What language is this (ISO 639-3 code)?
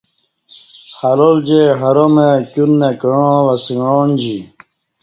bsh